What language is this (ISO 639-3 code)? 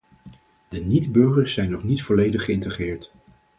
nld